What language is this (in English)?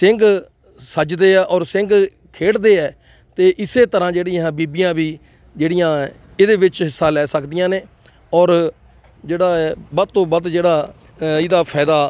Punjabi